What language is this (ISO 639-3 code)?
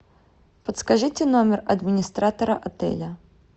rus